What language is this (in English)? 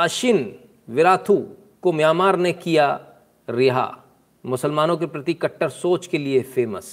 Hindi